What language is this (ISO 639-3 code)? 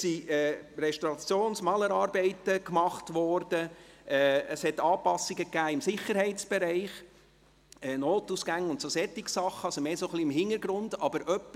gsw